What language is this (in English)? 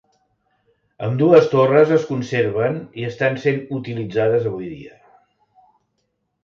Catalan